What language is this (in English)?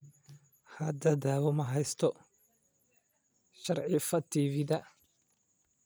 Somali